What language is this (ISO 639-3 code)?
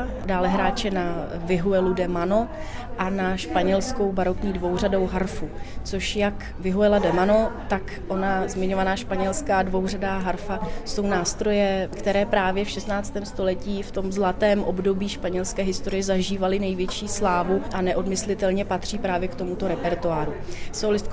ces